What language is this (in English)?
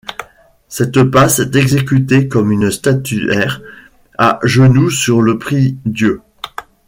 French